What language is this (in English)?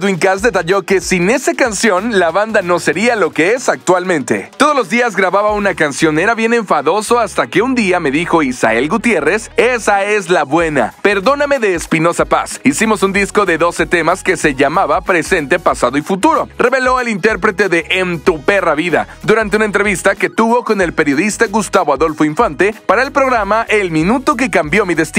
Spanish